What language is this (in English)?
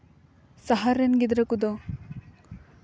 Santali